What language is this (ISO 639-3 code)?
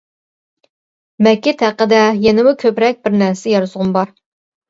uig